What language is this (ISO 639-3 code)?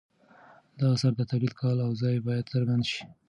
pus